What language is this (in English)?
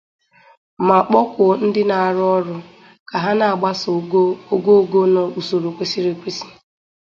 Igbo